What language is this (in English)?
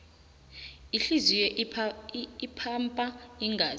South Ndebele